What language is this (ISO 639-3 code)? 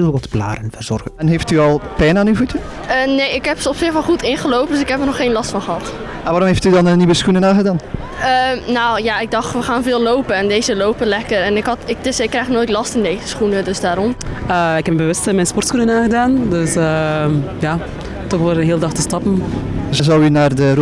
nld